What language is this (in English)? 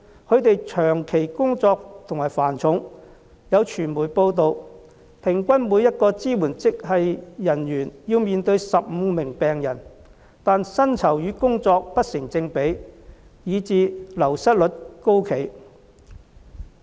Cantonese